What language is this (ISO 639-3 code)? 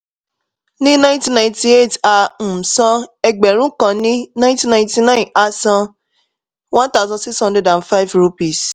yor